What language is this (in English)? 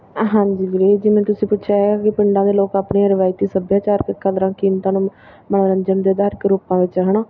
Punjabi